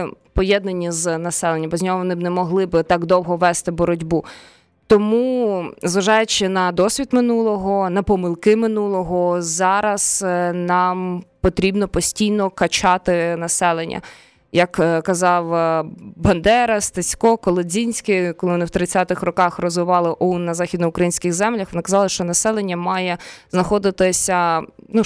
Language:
Ukrainian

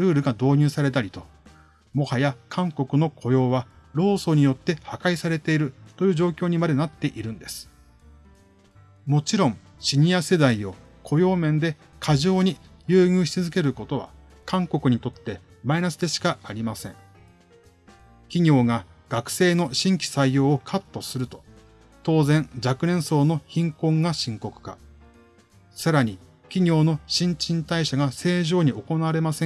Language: Japanese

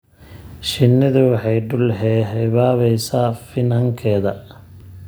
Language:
Somali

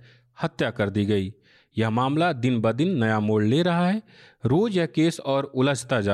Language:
Hindi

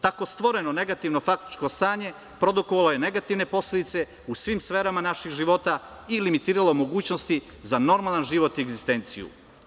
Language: Serbian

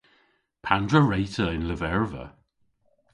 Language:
Cornish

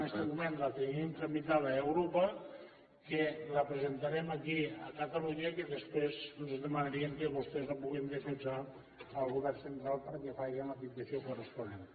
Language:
Catalan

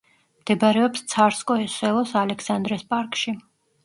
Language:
Georgian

